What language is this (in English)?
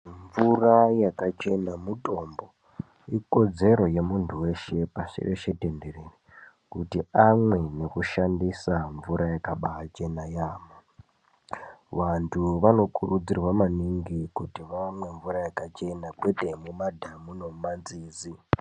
Ndau